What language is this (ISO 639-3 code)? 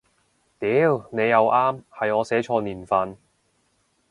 yue